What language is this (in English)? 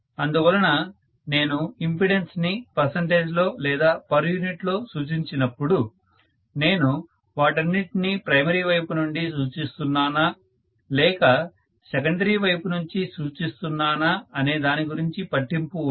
Telugu